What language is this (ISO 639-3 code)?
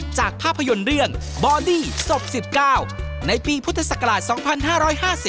tha